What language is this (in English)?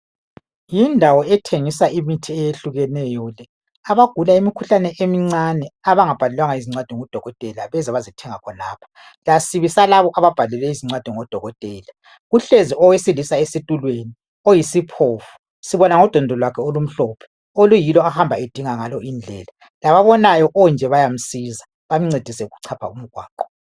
North Ndebele